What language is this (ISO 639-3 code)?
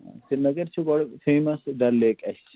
kas